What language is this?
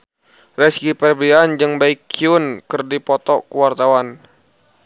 Sundanese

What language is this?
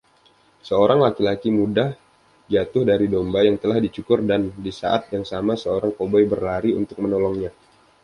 Indonesian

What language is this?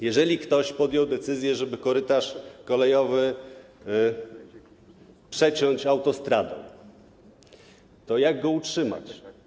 Polish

